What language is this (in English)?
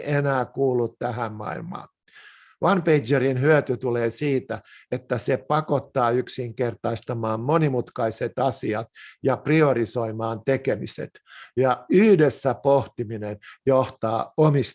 Finnish